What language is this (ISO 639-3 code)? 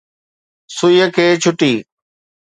snd